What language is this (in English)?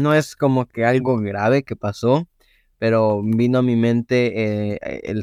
Spanish